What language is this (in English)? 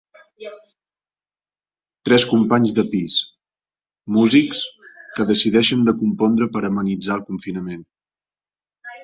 Catalan